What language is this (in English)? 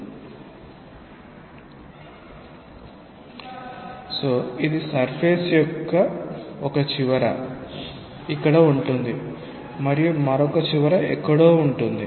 Telugu